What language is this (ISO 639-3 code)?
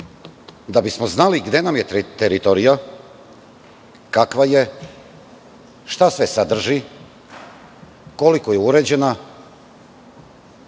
srp